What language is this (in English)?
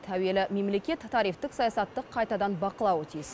Kazakh